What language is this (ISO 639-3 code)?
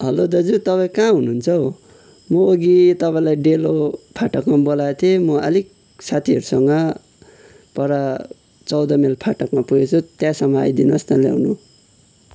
nep